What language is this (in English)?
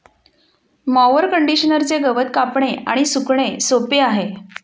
Marathi